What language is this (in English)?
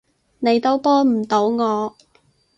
Cantonese